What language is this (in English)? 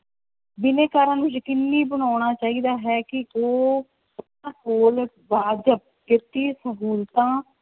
Punjabi